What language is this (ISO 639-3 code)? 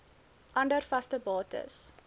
afr